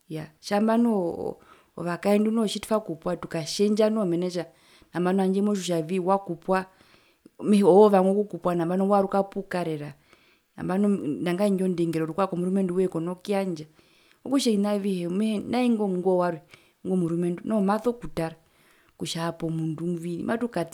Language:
Herero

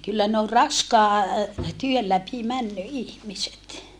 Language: Finnish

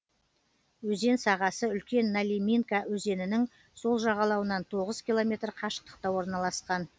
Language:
Kazakh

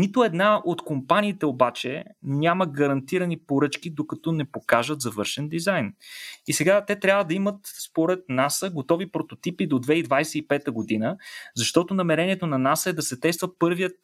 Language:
Bulgarian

